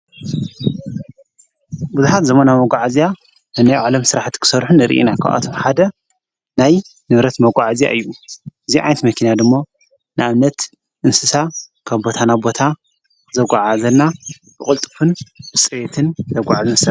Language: Tigrinya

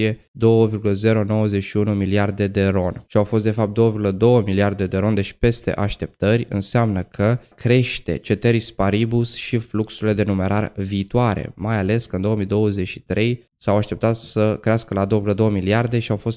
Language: Romanian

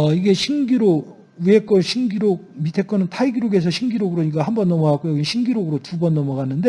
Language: Korean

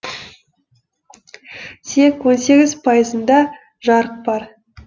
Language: Kazakh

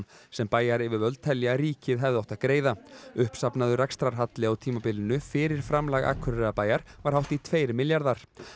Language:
Icelandic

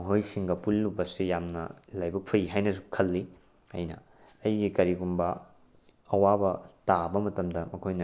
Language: Manipuri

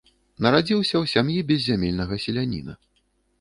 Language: Belarusian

